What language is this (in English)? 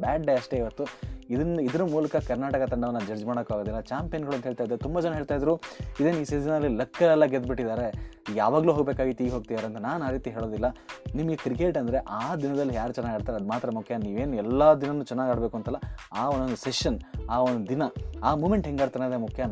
Kannada